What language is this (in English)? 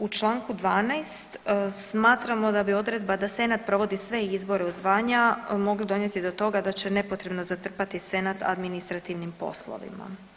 Croatian